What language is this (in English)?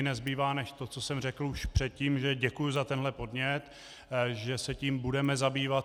Czech